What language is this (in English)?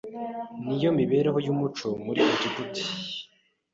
Kinyarwanda